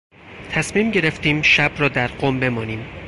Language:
Persian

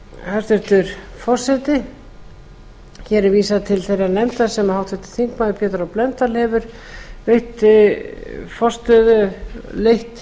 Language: Icelandic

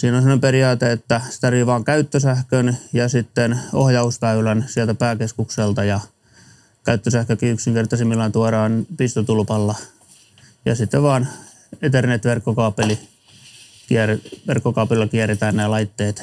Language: Finnish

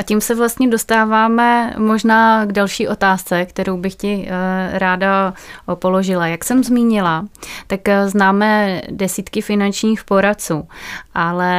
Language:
Czech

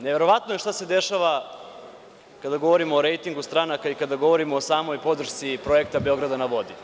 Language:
Serbian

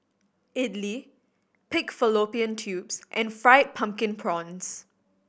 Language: English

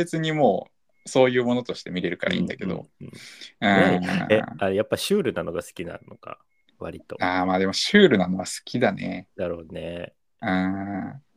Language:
Japanese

